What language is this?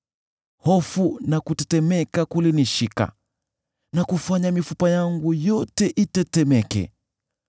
Swahili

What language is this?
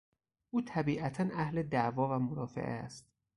Persian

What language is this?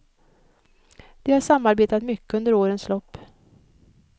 Swedish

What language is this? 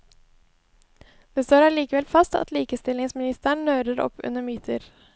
Norwegian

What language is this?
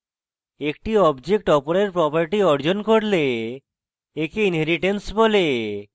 Bangla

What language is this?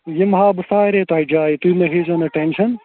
Kashmiri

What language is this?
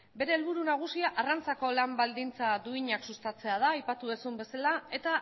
Basque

